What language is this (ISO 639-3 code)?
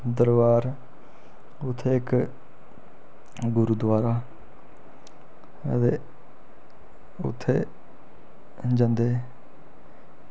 doi